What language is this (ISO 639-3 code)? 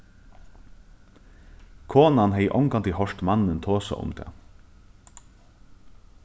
fao